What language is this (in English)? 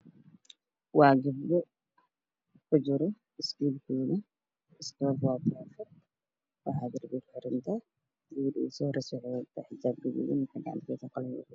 Somali